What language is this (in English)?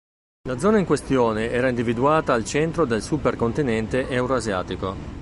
Italian